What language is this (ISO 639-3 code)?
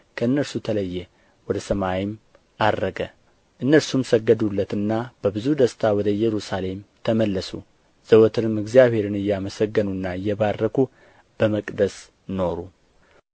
amh